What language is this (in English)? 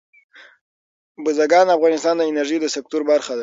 Pashto